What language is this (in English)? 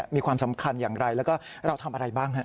Thai